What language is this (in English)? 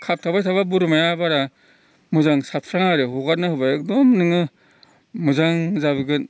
Bodo